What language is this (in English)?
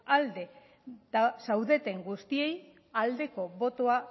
Basque